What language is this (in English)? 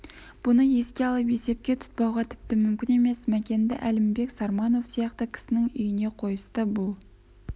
Kazakh